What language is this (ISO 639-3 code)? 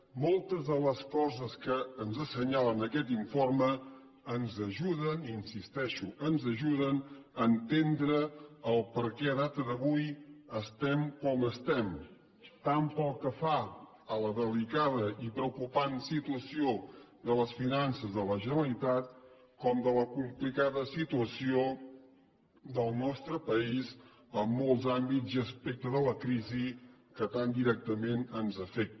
cat